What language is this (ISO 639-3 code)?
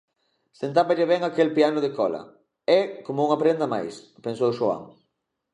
glg